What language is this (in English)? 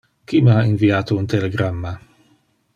Interlingua